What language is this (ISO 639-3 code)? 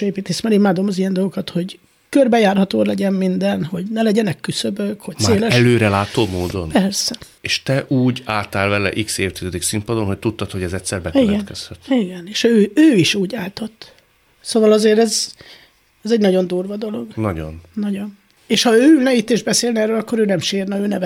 hun